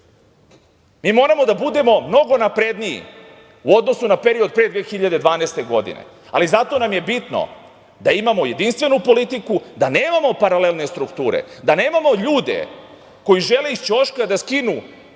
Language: Serbian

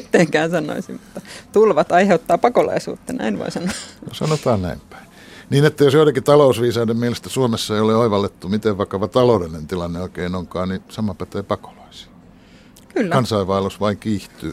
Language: Finnish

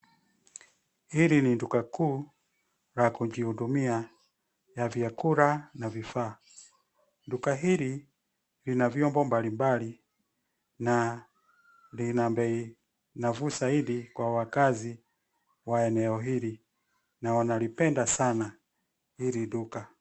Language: Swahili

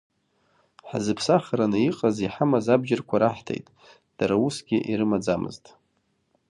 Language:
Abkhazian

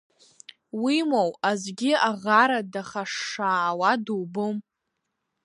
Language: Abkhazian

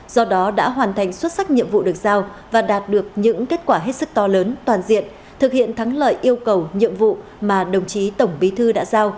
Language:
Vietnamese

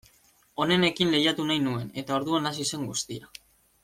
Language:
Basque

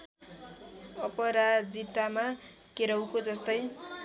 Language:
Nepali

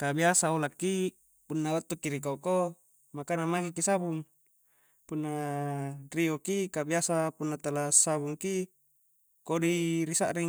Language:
Coastal Konjo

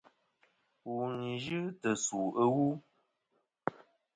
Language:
Kom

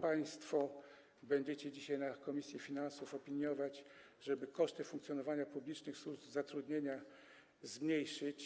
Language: Polish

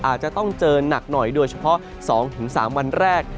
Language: Thai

